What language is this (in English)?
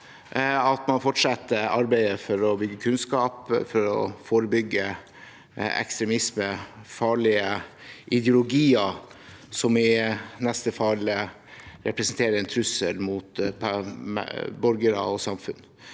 Norwegian